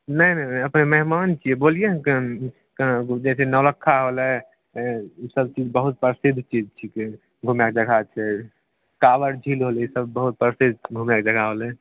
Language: Maithili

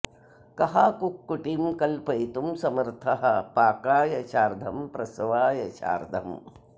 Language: Sanskrit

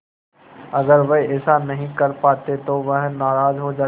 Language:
Hindi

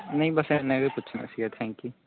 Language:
Punjabi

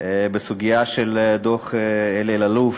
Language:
Hebrew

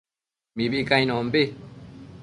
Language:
Matsés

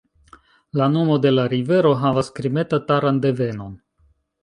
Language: Esperanto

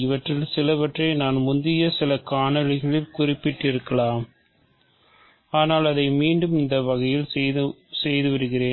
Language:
Tamil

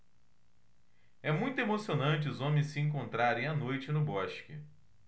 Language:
Portuguese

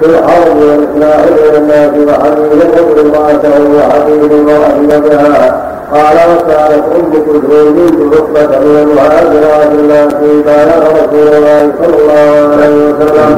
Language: Arabic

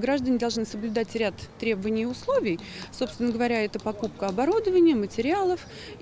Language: Russian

